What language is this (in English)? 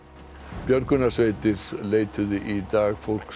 Icelandic